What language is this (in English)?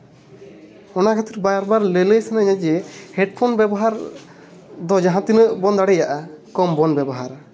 Santali